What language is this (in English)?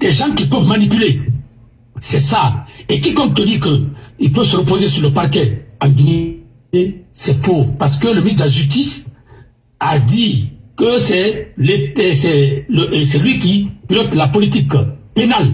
French